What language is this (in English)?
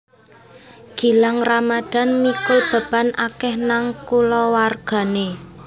Javanese